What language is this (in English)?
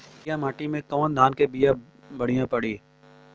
Bhojpuri